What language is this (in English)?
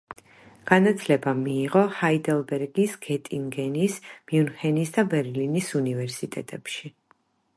Georgian